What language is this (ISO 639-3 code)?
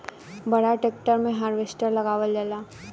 bho